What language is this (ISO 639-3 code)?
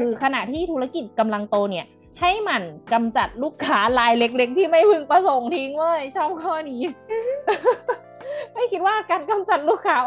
tha